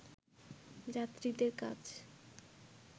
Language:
Bangla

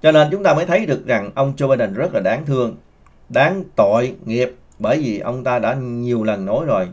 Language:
Vietnamese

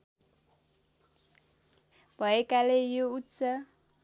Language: Nepali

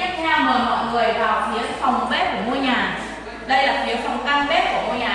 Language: Vietnamese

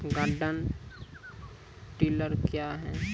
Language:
Maithili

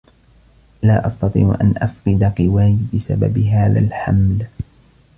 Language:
Arabic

